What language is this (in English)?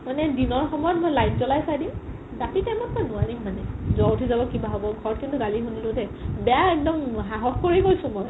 Assamese